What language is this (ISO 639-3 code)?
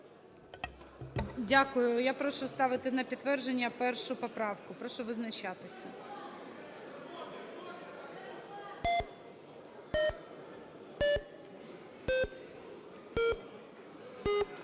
ukr